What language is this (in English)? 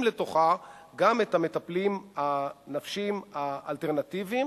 Hebrew